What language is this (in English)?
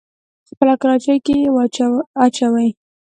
Pashto